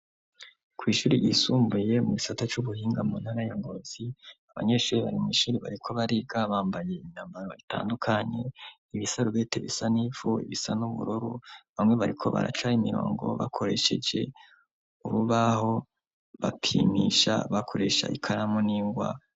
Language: Rundi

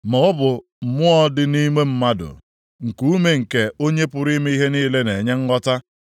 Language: Igbo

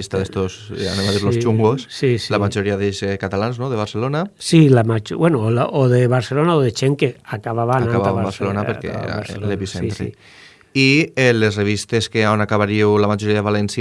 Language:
Spanish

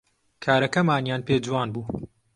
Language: Central Kurdish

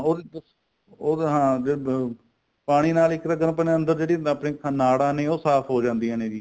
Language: Punjabi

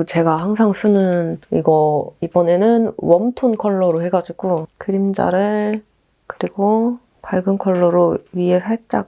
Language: Korean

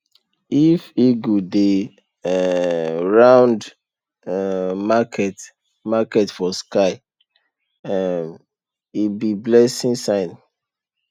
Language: Nigerian Pidgin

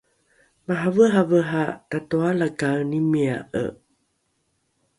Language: Rukai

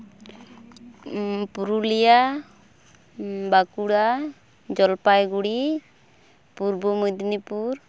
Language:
Santali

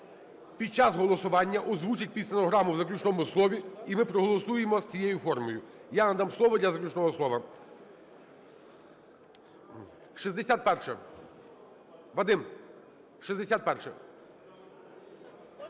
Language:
Ukrainian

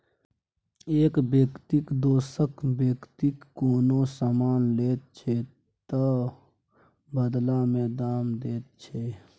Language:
Maithili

